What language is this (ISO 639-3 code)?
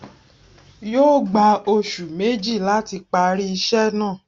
yor